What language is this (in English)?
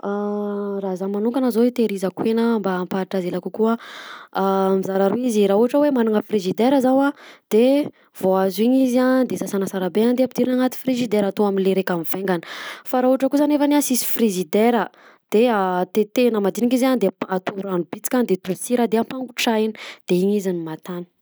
Southern Betsimisaraka Malagasy